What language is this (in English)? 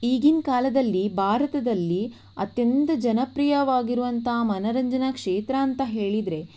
Kannada